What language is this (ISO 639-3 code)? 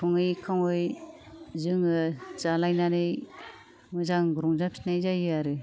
brx